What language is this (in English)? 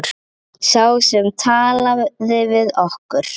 Icelandic